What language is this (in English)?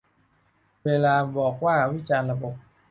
Thai